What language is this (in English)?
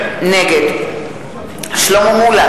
Hebrew